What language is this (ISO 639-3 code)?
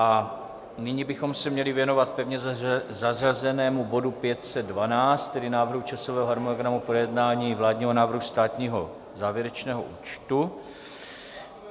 ces